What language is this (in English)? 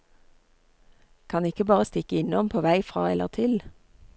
Norwegian